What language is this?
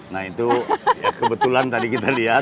Indonesian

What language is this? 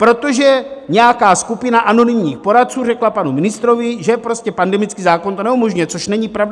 Czech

